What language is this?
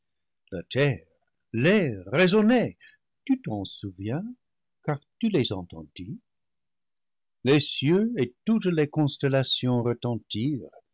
French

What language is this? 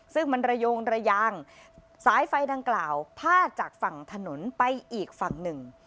Thai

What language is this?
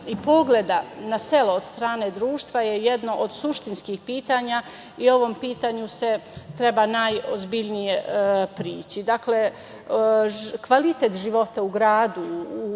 Serbian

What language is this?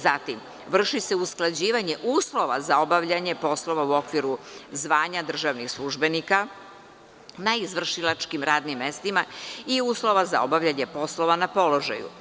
Serbian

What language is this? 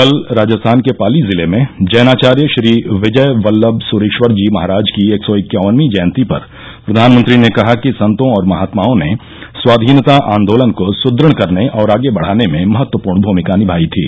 Hindi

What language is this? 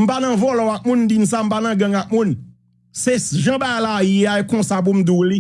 French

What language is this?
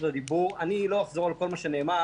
Hebrew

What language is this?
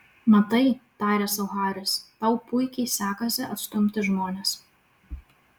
Lithuanian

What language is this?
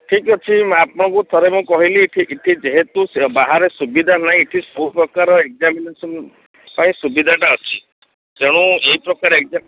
Odia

